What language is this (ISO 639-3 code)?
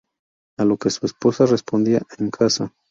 spa